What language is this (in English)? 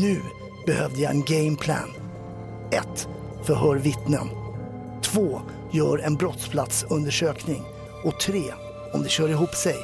Swedish